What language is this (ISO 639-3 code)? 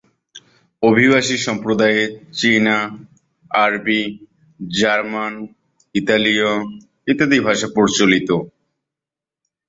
ben